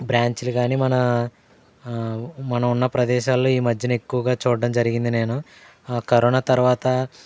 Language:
Telugu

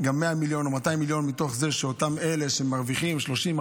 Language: Hebrew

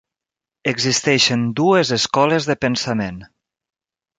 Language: Catalan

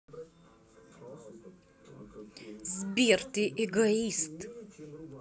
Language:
Russian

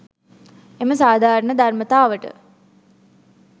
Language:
Sinhala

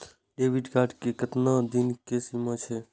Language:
Maithili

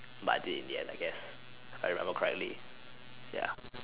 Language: English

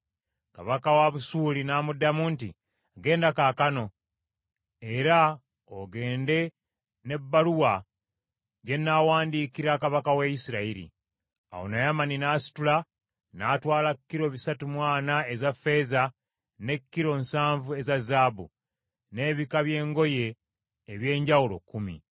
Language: Ganda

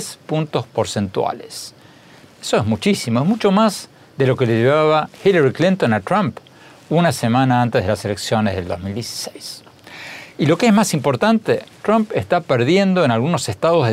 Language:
Spanish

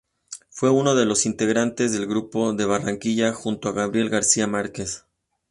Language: Spanish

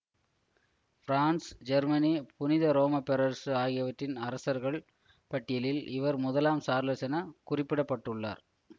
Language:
Tamil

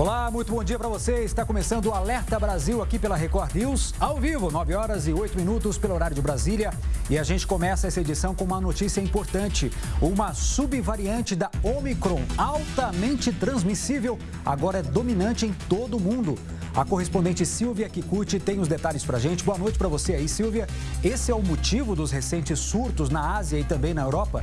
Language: Portuguese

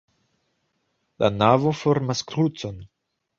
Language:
Esperanto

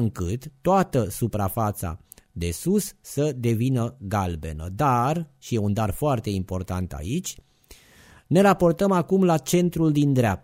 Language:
Romanian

